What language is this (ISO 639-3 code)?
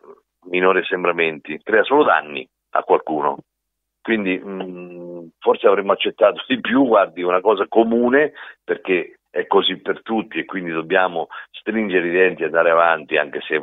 ita